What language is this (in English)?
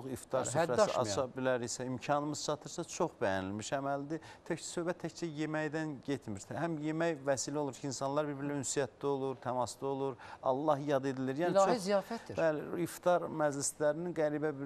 Turkish